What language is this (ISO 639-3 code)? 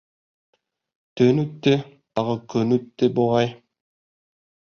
bak